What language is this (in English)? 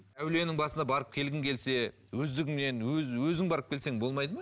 Kazakh